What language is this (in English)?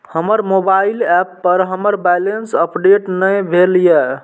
Maithili